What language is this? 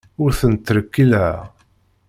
Kabyle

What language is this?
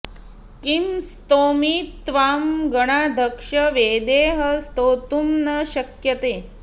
Sanskrit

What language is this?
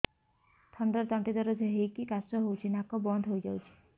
Odia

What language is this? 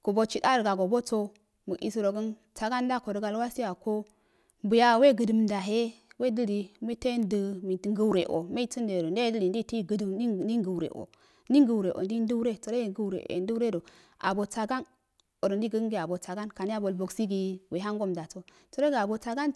Afade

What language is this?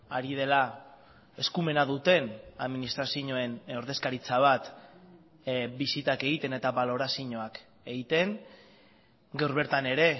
Basque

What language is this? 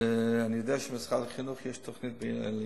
Hebrew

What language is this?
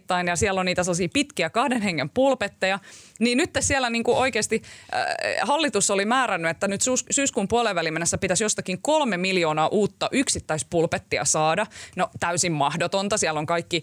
Finnish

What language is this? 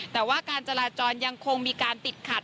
Thai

